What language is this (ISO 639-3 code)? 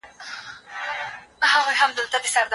pus